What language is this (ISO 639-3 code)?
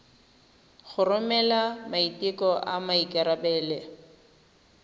tsn